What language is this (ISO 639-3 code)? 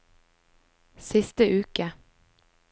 nor